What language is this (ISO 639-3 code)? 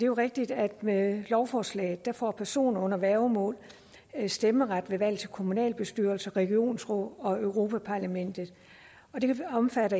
dan